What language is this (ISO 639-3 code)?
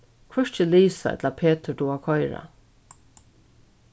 fao